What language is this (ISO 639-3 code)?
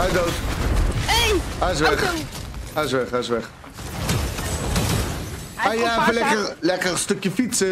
nld